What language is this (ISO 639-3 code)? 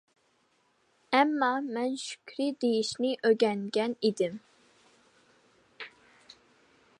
uig